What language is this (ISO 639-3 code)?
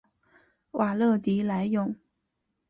zho